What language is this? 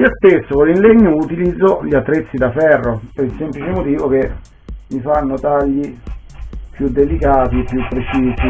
Italian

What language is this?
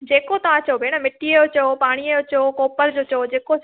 Sindhi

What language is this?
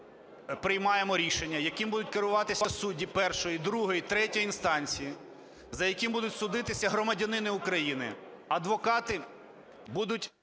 Ukrainian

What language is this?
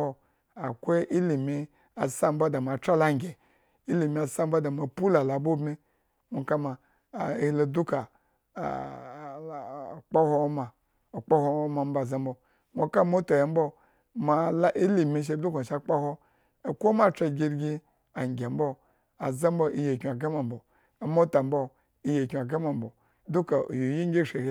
Eggon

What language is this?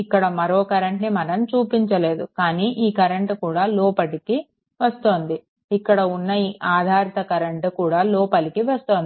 Telugu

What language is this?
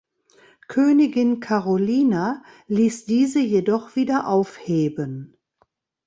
German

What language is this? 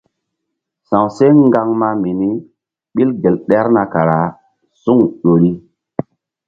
Mbum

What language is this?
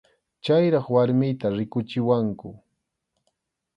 Arequipa-La Unión Quechua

